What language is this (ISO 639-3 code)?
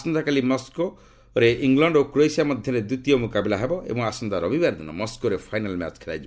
ori